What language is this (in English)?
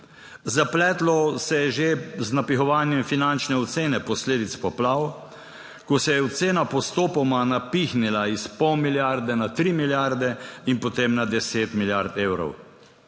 Slovenian